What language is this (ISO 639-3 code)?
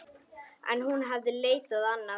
isl